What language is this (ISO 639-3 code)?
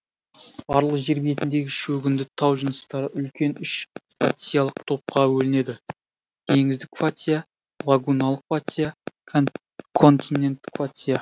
kaz